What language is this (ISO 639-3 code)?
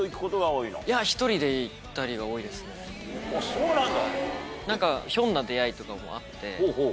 jpn